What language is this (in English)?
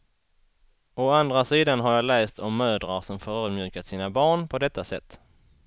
Swedish